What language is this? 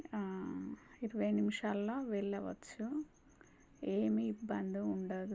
Telugu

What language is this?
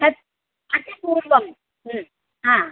Sanskrit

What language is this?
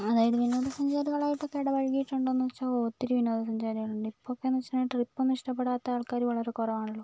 Malayalam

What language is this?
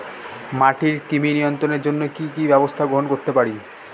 Bangla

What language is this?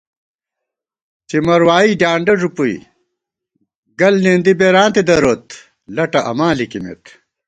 Gawar-Bati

